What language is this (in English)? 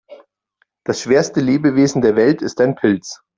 German